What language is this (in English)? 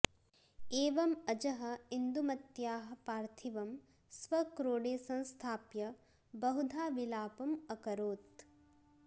Sanskrit